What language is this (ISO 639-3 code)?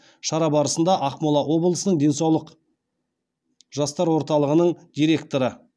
kaz